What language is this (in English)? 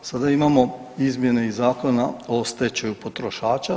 Croatian